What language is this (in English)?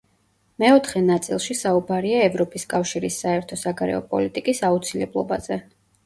Georgian